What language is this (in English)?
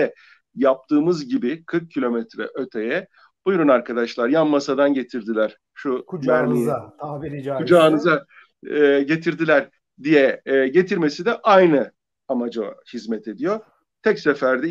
Turkish